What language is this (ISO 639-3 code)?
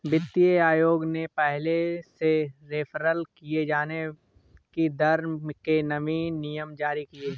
hin